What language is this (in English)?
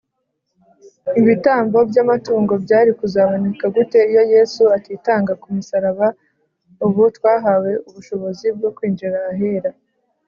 Kinyarwanda